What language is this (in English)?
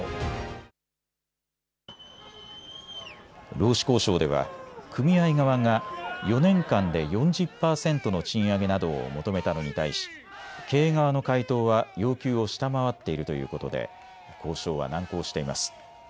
Japanese